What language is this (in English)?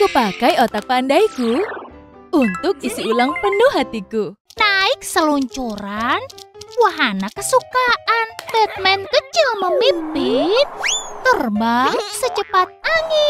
Indonesian